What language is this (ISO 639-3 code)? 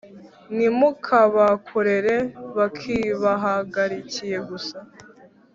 kin